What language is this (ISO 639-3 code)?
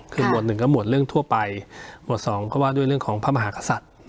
tha